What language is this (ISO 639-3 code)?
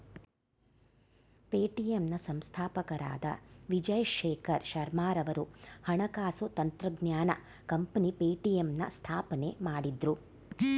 kan